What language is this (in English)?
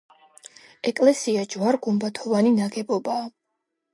Georgian